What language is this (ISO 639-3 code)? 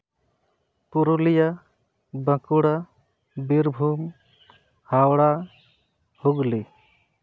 sat